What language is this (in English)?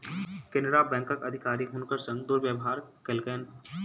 Maithili